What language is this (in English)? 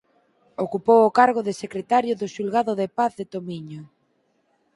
Galician